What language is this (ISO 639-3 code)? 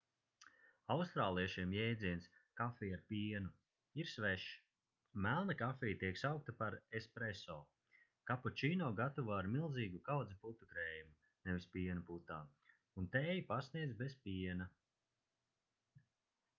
lav